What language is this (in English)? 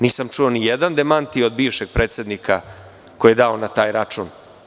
Serbian